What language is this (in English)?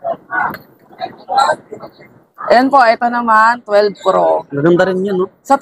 Filipino